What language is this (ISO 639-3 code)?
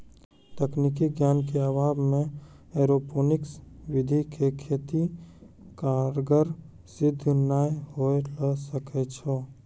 mai